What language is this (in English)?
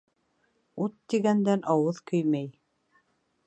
Bashkir